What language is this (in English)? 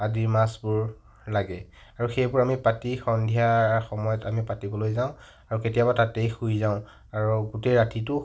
Assamese